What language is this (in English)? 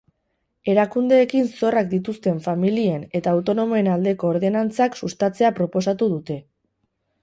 Basque